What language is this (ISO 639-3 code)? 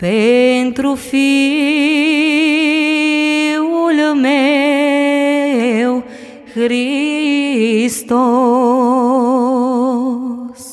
ron